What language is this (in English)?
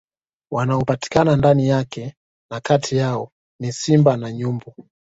Swahili